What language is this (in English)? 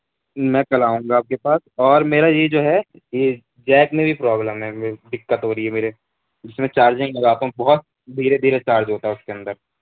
Urdu